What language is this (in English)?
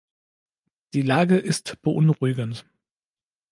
German